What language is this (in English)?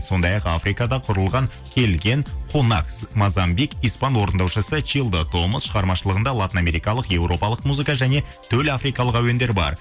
Kazakh